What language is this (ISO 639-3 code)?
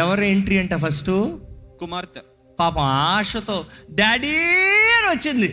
tel